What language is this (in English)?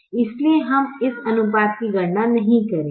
Hindi